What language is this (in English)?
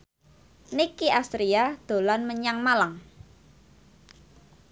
Javanese